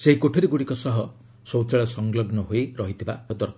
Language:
Odia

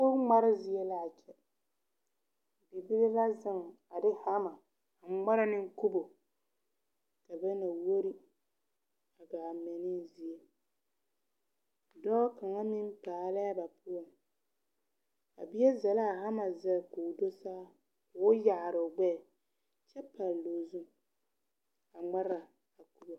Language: Southern Dagaare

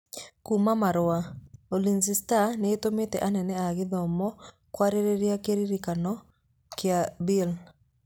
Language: Kikuyu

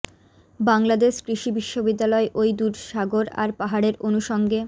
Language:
Bangla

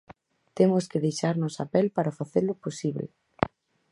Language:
Galician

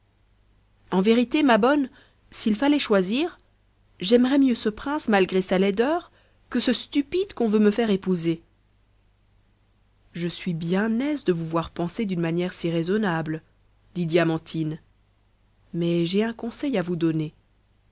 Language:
French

